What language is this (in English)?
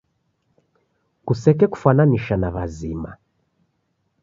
Taita